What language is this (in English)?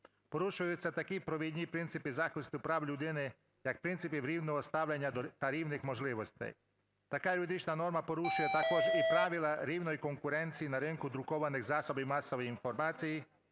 Ukrainian